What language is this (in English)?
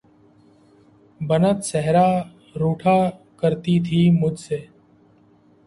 Urdu